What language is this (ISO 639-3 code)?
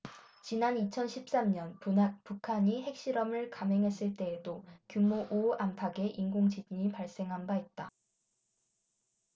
kor